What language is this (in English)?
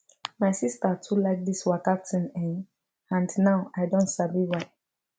Nigerian Pidgin